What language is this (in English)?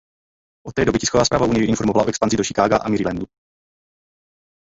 Czech